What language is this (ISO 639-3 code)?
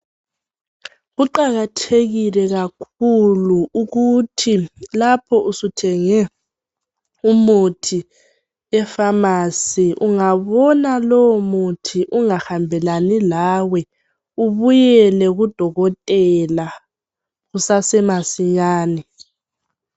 nde